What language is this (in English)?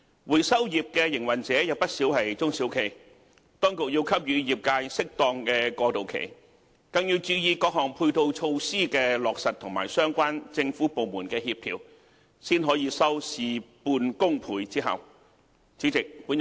Cantonese